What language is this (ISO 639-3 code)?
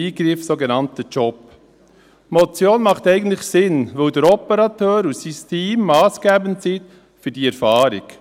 gsw